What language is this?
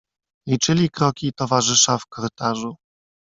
Polish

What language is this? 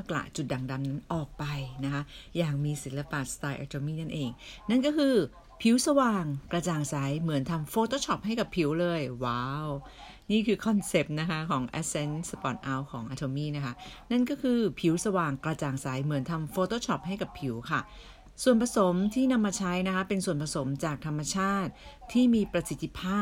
Thai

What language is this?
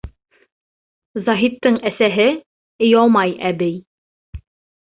Bashkir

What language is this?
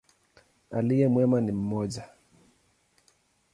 Swahili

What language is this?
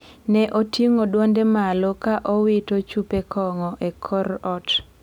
Luo (Kenya and Tanzania)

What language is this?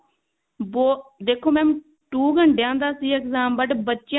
Punjabi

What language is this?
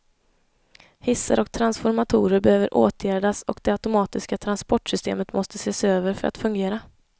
Swedish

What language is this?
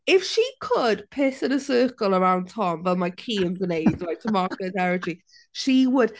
Welsh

